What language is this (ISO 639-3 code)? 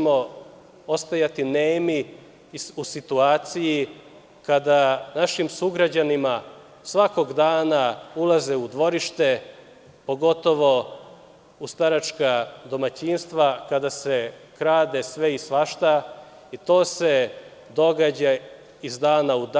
srp